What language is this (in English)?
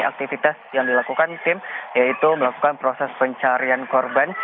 Indonesian